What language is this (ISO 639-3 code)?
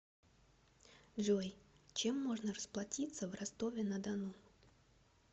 rus